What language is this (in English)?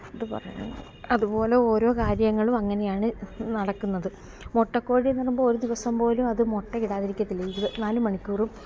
Malayalam